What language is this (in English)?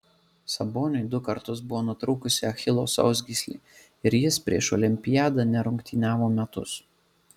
Lithuanian